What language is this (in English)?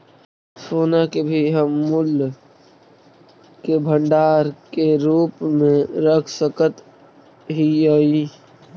Magahi